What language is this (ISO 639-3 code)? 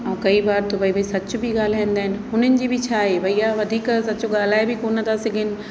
snd